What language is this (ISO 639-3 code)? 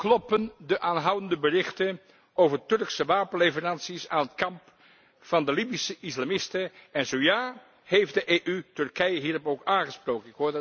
nld